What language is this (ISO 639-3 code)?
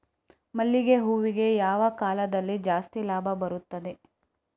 kan